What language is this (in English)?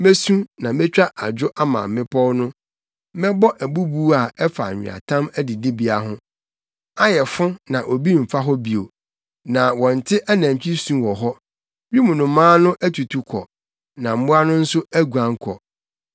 Akan